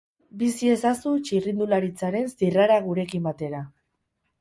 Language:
Basque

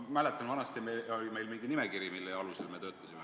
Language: Estonian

